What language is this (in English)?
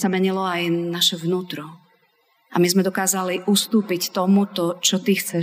Slovak